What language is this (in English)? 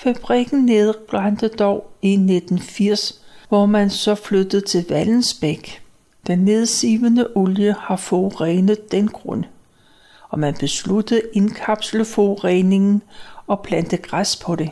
Danish